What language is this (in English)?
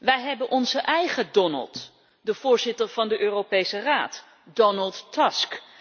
Dutch